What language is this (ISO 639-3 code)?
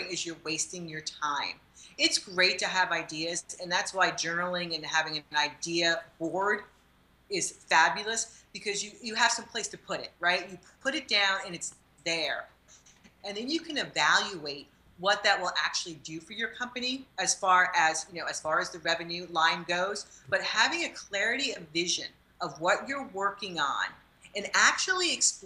eng